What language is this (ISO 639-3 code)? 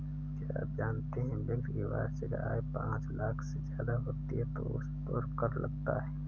hin